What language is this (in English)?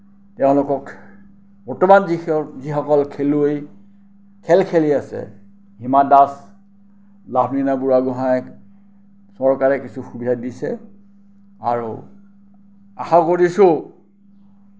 Assamese